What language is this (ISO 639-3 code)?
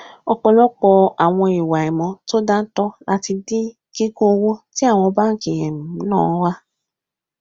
yor